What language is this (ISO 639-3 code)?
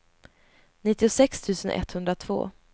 swe